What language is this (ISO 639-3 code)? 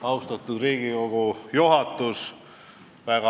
est